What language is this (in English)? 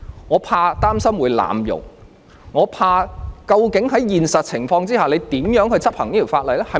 Cantonese